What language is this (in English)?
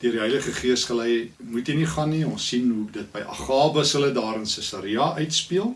Dutch